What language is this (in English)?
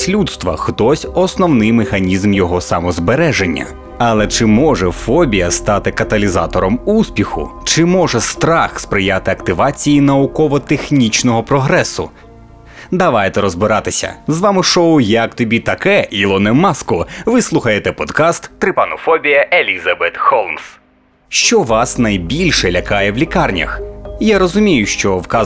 Ukrainian